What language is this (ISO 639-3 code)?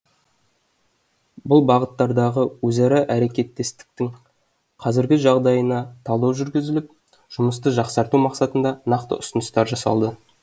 kaz